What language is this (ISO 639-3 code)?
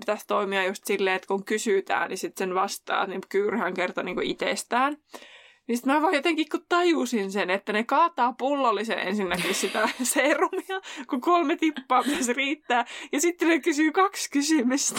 fin